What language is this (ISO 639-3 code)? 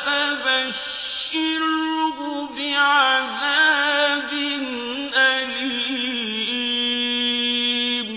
ara